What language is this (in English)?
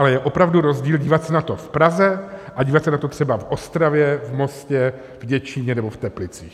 Czech